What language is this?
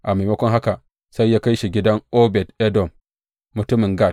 Hausa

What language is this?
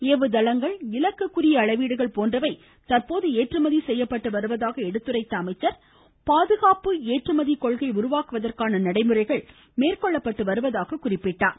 Tamil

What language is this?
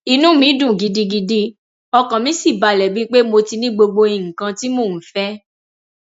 Yoruba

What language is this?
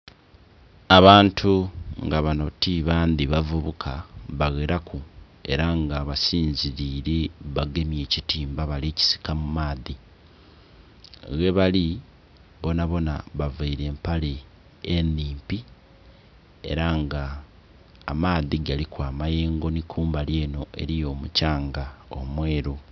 Soga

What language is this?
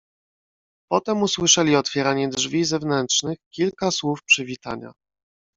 Polish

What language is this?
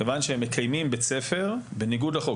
Hebrew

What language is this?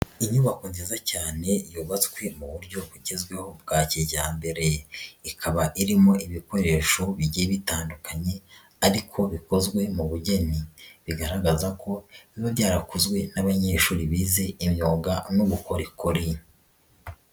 Kinyarwanda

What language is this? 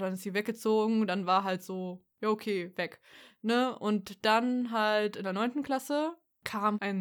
German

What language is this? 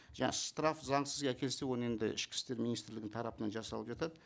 Kazakh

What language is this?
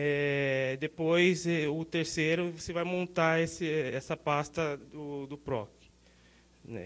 Portuguese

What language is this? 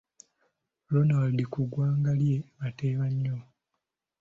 Ganda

